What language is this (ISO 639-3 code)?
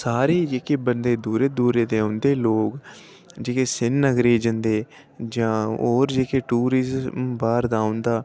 doi